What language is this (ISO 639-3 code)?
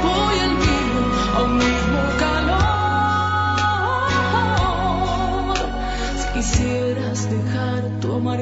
bul